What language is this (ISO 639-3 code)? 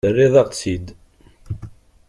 kab